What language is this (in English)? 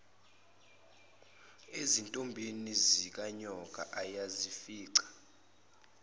Zulu